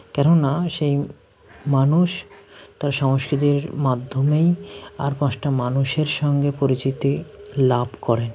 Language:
Bangla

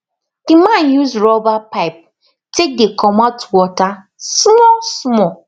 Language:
Nigerian Pidgin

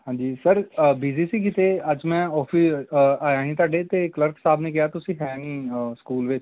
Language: Punjabi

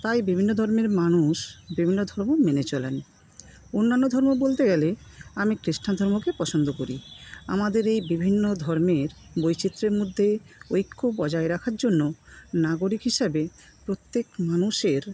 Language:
Bangla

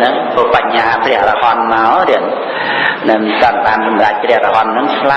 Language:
Khmer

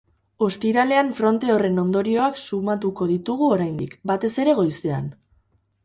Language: Basque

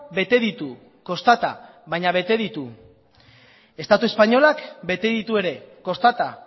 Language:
Basque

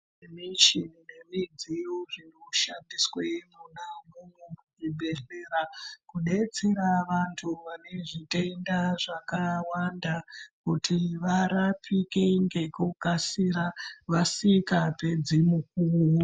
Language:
Ndau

